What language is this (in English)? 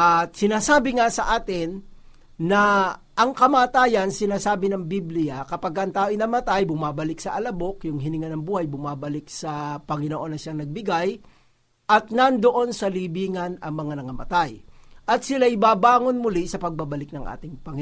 Filipino